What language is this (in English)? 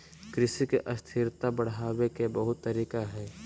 Magahi